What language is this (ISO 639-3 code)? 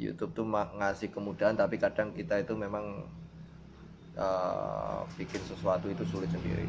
ind